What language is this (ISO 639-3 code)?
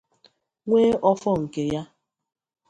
ibo